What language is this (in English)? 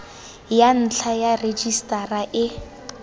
Tswana